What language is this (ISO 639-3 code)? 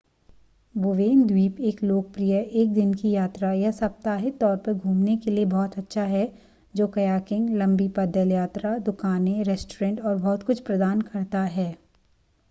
hin